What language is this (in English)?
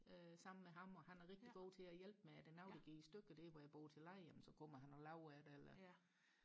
Danish